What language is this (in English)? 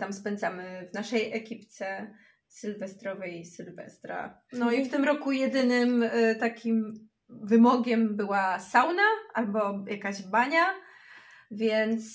Polish